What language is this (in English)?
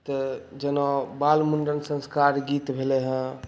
Maithili